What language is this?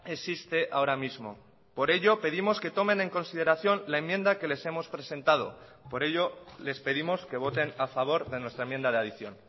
Spanish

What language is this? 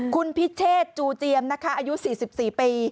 Thai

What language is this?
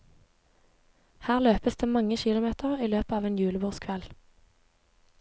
Norwegian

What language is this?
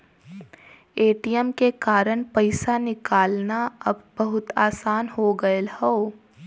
Bhojpuri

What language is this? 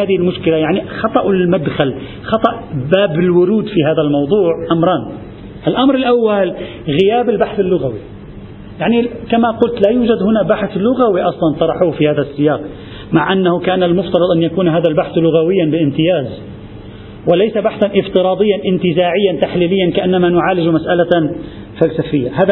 Arabic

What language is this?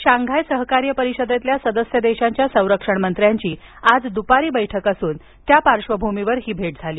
Marathi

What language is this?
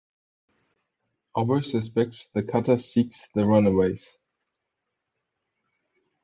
English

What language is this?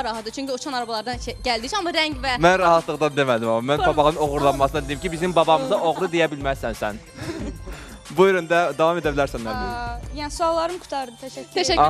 Turkish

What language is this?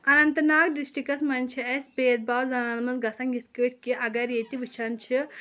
Kashmiri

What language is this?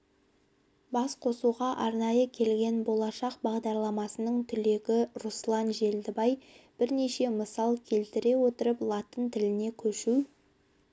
Kazakh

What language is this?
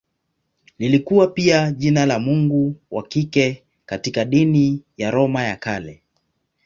Swahili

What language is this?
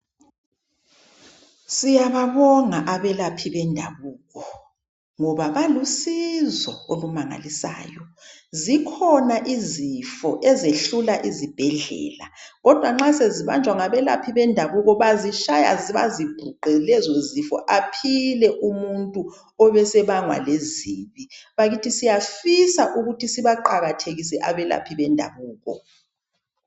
North Ndebele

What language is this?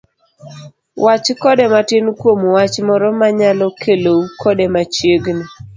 Luo (Kenya and Tanzania)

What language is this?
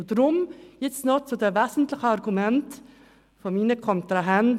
Swiss German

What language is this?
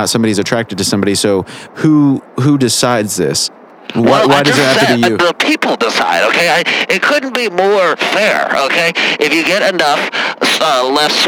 English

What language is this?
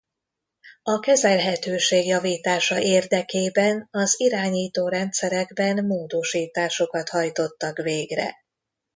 Hungarian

